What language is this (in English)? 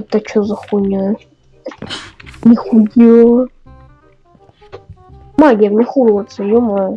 Russian